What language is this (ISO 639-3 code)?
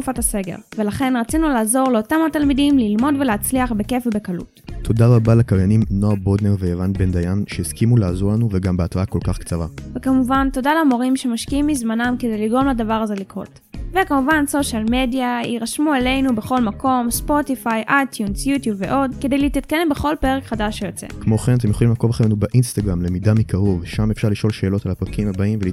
heb